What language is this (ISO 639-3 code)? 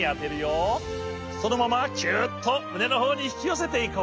jpn